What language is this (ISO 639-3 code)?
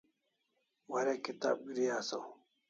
kls